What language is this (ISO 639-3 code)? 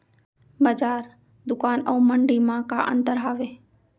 hne